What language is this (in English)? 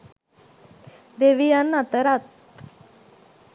Sinhala